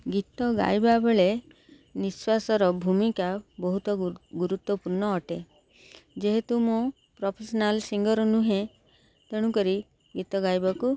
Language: Odia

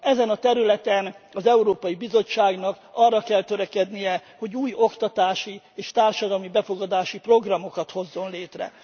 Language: Hungarian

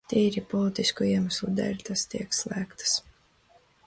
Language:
Latvian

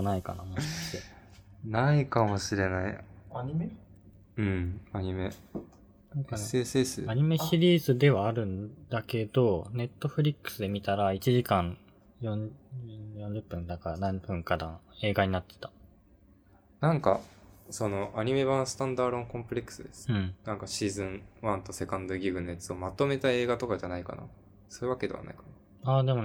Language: Japanese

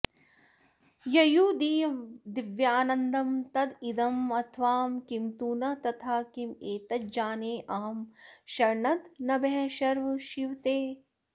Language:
Sanskrit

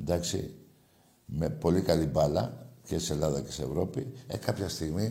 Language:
Greek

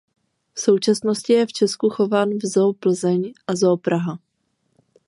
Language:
Czech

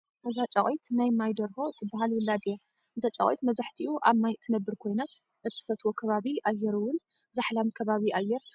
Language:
Tigrinya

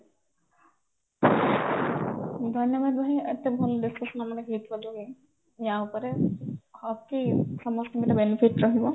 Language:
Odia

